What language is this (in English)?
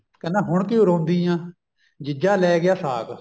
Punjabi